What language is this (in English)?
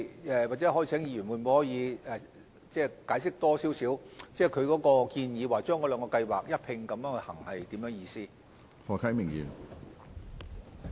Cantonese